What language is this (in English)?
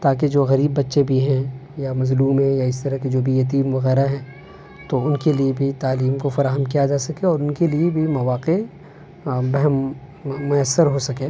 Urdu